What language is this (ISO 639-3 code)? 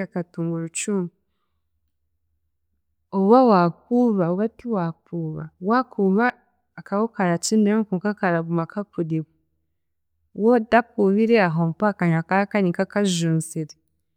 cgg